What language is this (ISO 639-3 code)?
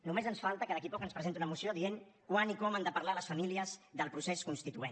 cat